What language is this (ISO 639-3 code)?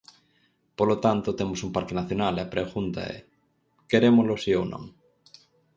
glg